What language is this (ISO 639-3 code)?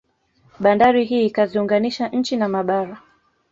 swa